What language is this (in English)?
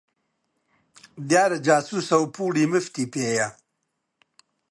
Central Kurdish